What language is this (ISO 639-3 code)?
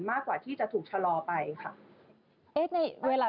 tha